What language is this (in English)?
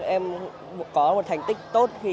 Vietnamese